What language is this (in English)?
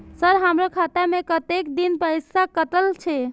Maithili